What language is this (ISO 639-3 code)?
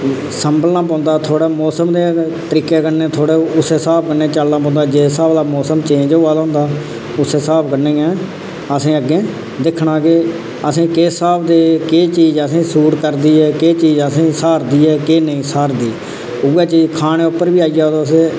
doi